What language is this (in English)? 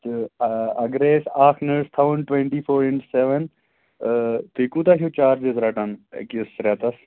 Kashmiri